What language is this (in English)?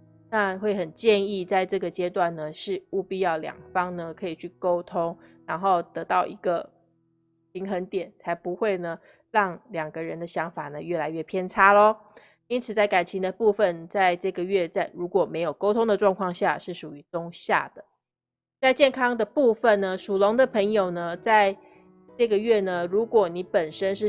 Chinese